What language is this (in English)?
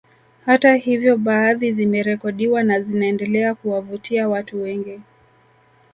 Swahili